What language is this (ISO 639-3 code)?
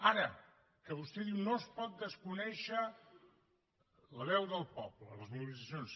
cat